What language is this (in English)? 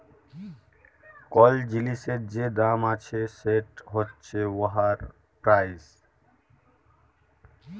Bangla